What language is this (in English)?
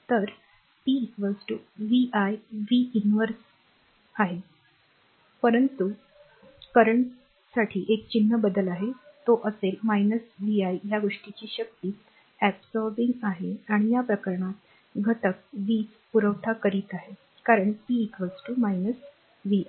Marathi